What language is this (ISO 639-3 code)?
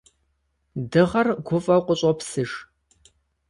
kbd